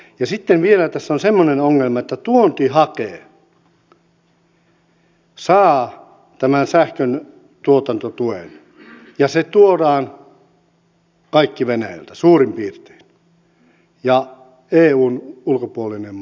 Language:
Finnish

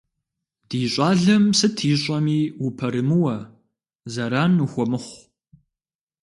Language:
Kabardian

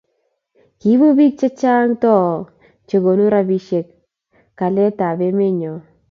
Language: Kalenjin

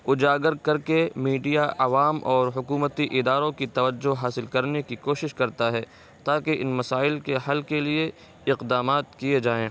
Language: Urdu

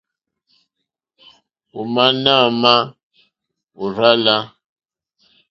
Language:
Mokpwe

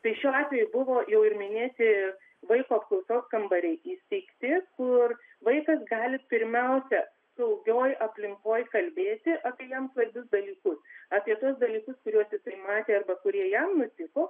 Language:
Lithuanian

